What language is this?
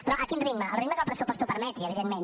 Catalan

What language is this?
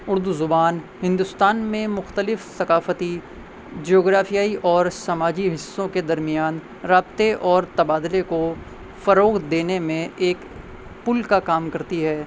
Urdu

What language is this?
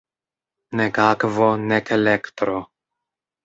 Esperanto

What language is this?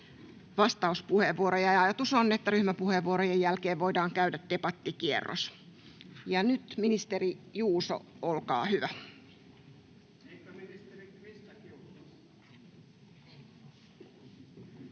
Finnish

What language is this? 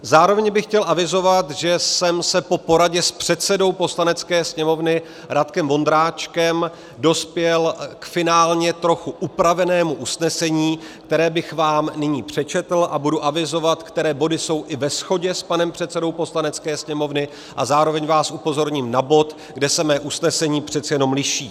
Czech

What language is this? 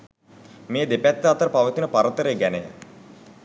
Sinhala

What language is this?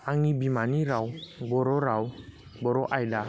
Bodo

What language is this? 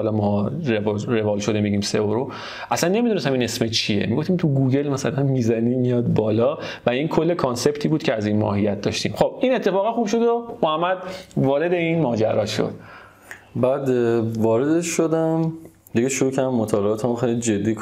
Persian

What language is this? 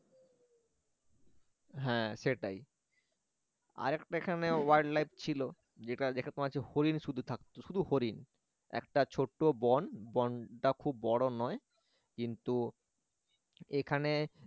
Bangla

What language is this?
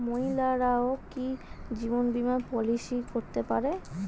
Bangla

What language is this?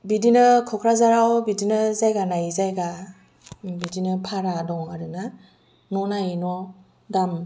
Bodo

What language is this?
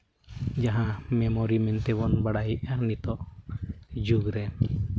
Santali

